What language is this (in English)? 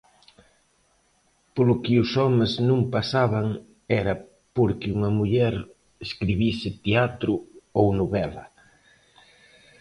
Galician